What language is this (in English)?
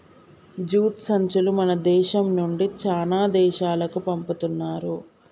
Telugu